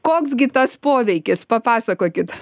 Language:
Lithuanian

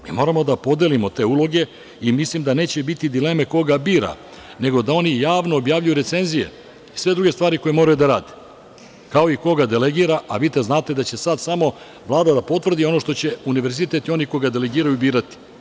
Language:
Serbian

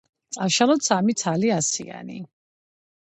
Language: Georgian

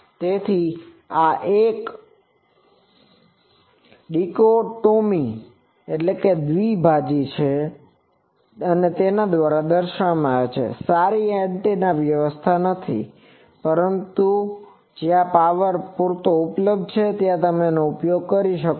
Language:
Gujarati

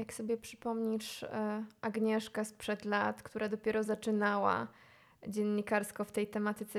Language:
Polish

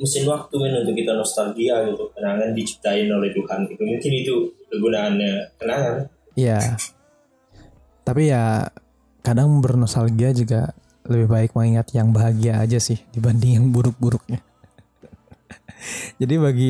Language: Indonesian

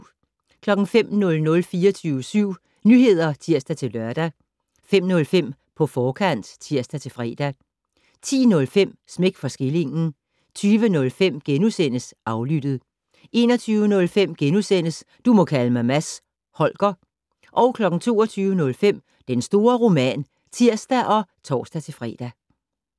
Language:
Danish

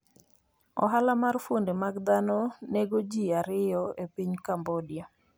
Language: Luo (Kenya and Tanzania)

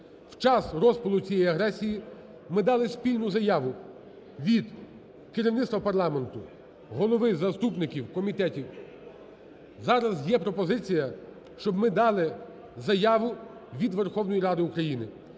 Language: Ukrainian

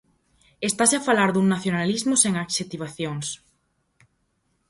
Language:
Galician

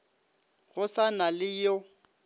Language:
Northern Sotho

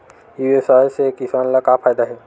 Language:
Chhattisgarhi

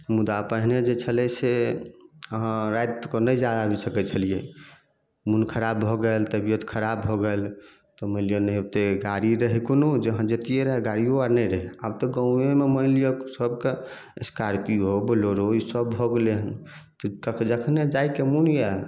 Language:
Maithili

